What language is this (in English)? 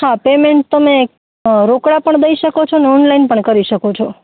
Gujarati